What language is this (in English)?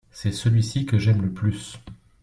French